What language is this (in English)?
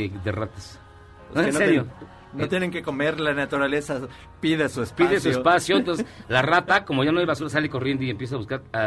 Spanish